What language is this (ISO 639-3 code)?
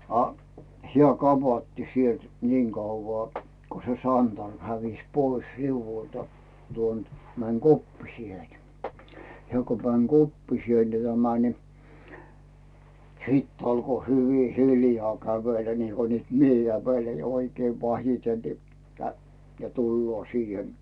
fin